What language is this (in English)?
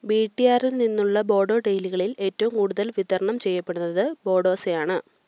Malayalam